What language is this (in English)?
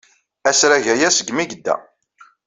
Kabyle